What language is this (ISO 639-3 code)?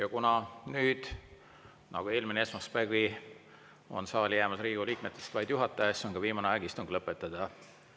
est